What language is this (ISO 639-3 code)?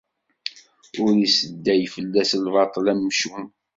kab